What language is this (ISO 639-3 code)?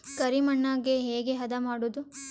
kan